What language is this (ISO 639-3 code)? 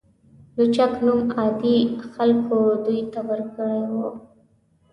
pus